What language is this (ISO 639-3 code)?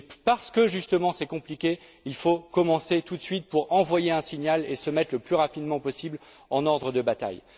fra